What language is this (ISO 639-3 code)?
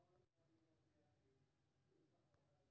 mai